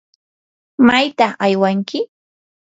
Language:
Yanahuanca Pasco Quechua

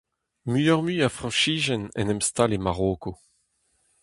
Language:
Breton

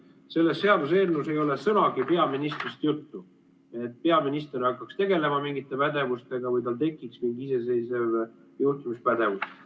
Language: Estonian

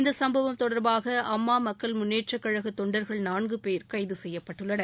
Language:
Tamil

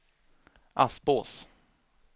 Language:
Swedish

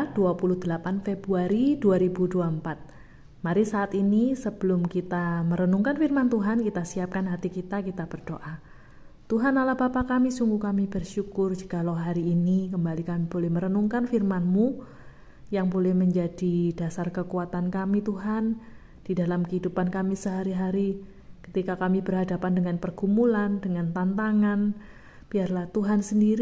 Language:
Indonesian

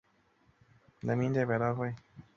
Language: Chinese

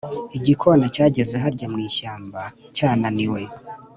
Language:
Kinyarwanda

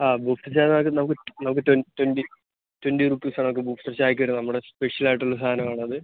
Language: Malayalam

